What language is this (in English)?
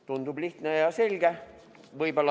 Estonian